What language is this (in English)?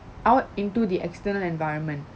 English